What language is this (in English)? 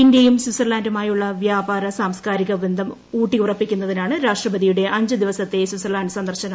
Malayalam